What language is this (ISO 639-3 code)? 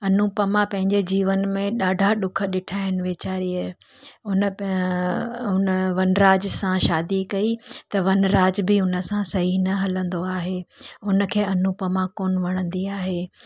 snd